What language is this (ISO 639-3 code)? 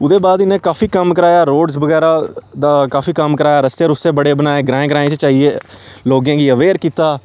doi